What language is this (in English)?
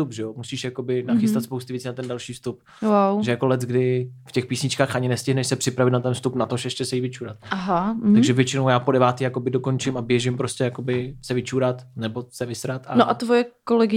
Czech